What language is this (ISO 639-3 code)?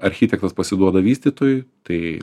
lit